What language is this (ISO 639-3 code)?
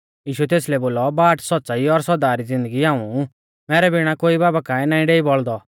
bfz